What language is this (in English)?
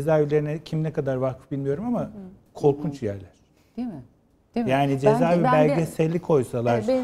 Turkish